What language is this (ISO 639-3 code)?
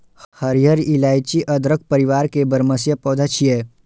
mai